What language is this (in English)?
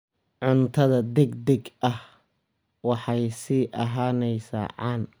Somali